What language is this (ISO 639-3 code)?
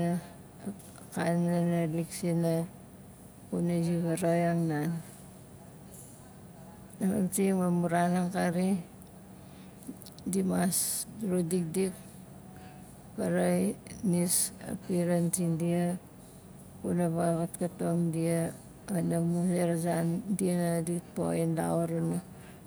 nal